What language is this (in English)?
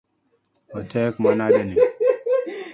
Luo (Kenya and Tanzania)